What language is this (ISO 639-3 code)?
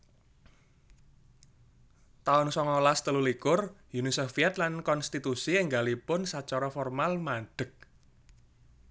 jav